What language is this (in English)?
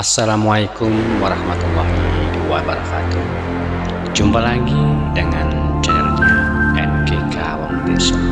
Indonesian